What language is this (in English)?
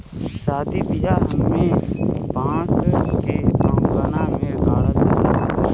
Bhojpuri